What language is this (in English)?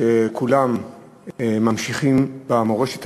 Hebrew